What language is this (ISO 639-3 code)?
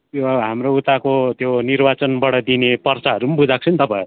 nep